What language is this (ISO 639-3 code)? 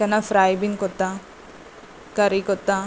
kok